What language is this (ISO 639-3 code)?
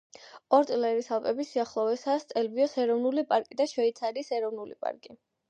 kat